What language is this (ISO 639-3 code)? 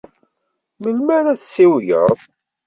kab